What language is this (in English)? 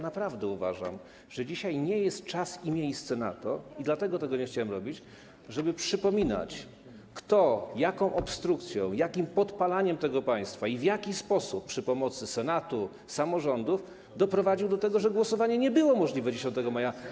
Polish